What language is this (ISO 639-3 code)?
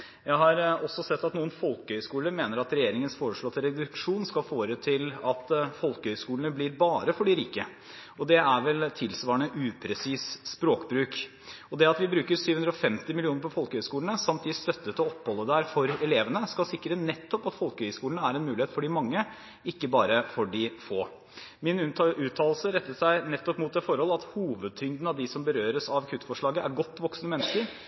nob